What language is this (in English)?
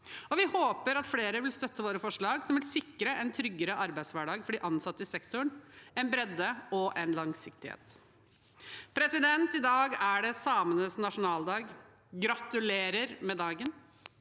Norwegian